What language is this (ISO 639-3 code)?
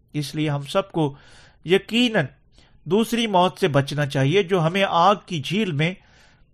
urd